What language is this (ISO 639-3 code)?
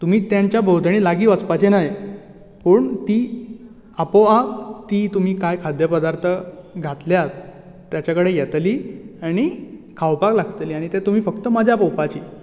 kok